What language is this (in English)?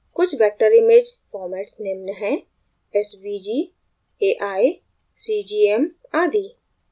Hindi